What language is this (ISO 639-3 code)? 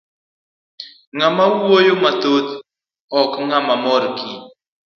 luo